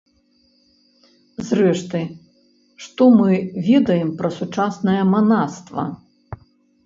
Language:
Belarusian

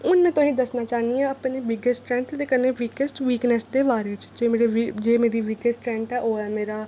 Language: Dogri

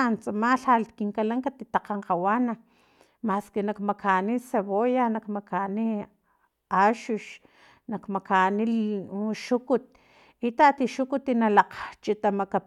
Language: Filomena Mata-Coahuitlán Totonac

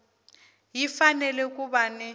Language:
Tsonga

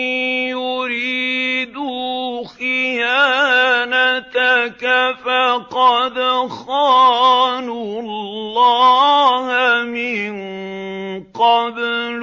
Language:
Arabic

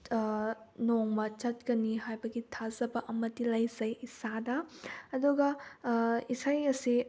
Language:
Manipuri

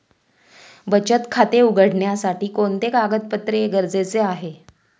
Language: Marathi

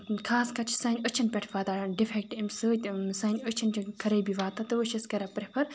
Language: Kashmiri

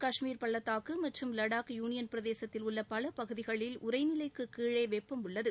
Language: Tamil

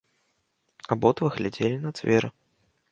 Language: Belarusian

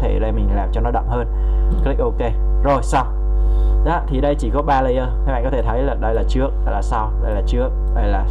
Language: Vietnamese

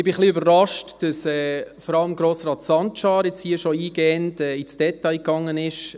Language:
Swiss German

